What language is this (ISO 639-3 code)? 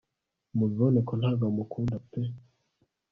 kin